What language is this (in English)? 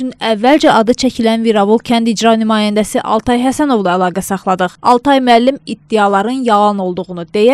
Turkish